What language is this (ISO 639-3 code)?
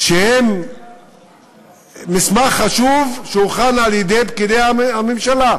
heb